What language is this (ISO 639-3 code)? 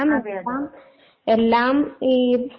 mal